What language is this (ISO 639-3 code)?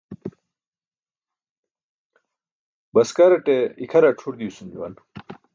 bsk